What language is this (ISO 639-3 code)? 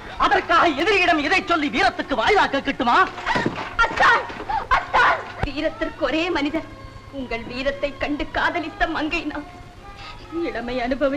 tam